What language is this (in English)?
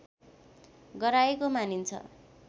Nepali